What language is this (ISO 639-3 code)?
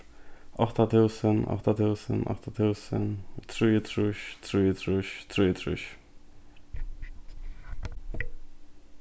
fao